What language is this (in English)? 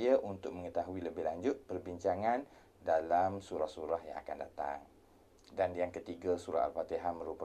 Malay